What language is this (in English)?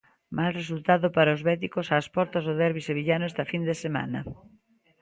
Galician